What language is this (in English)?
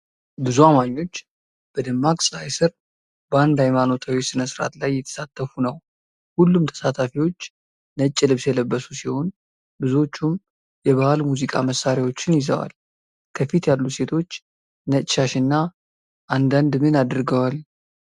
Amharic